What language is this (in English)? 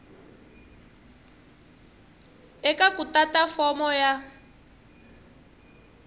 Tsonga